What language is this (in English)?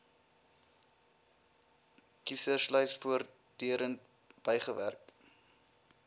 Afrikaans